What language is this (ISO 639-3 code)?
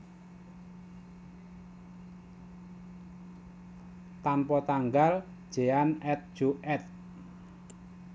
jav